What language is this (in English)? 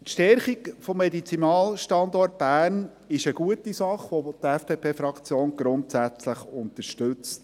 Swiss German